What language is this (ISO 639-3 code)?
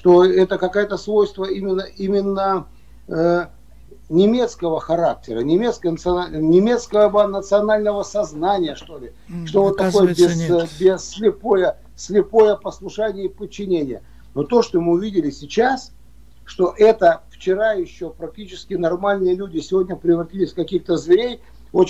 rus